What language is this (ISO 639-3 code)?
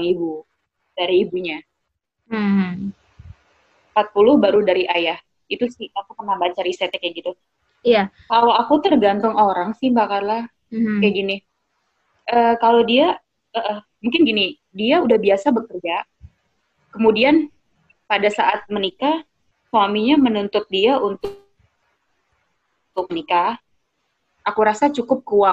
ind